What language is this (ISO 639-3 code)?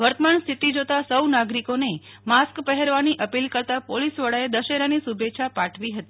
guj